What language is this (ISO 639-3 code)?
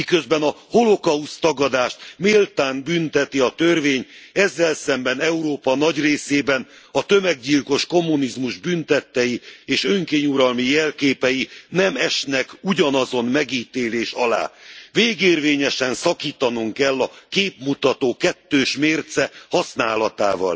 hun